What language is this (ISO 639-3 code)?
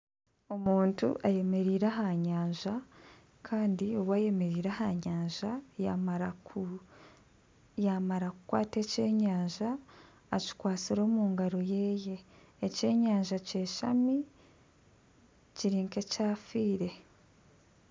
nyn